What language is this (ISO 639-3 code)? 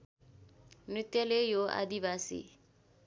nep